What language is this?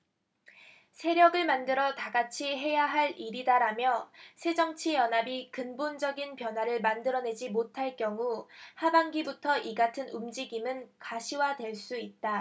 Korean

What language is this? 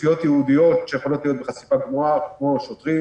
Hebrew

